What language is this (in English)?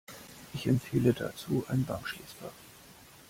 German